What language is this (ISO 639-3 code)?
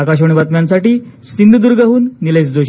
mar